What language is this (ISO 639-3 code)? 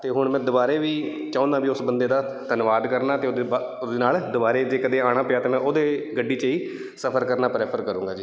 pan